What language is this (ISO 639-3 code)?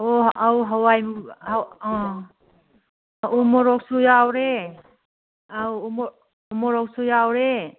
mni